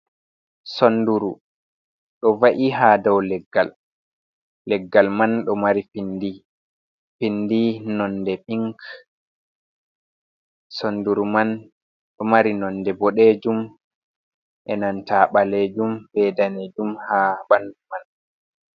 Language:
Fula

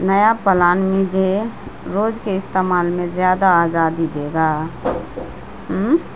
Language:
Urdu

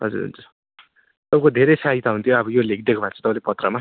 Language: Nepali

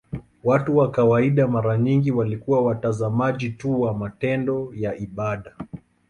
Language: Swahili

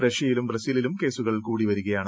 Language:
Malayalam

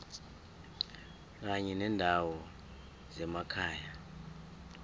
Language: South Ndebele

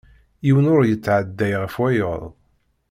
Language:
Kabyle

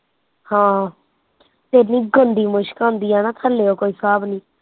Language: Punjabi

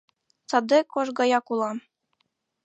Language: Mari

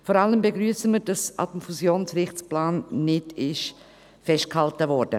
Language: Swiss German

